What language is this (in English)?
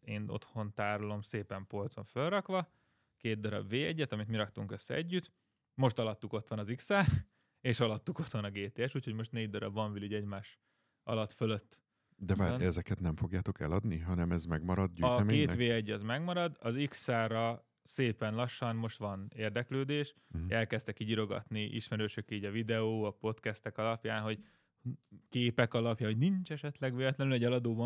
Hungarian